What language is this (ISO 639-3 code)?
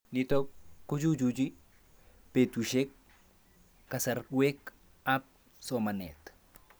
kln